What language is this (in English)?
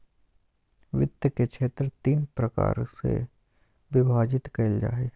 Magahi